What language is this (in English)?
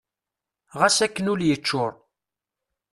Kabyle